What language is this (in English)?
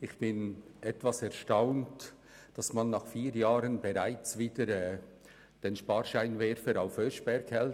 Swiss German